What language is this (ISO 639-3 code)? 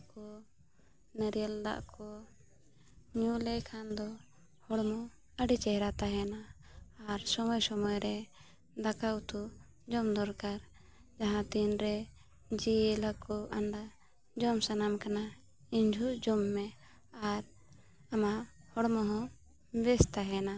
sat